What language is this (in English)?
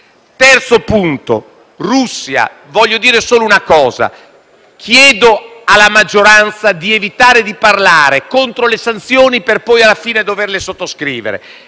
Italian